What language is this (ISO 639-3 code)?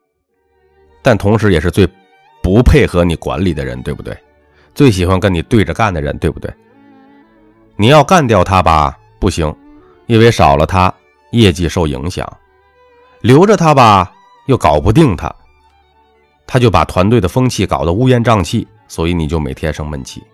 zho